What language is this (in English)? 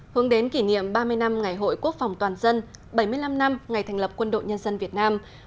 Vietnamese